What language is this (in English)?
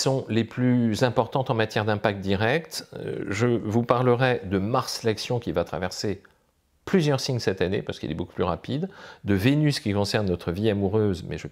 French